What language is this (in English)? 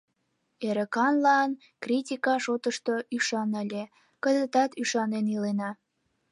Mari